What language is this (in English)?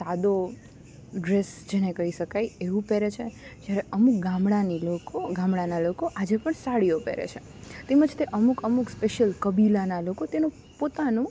Gujarati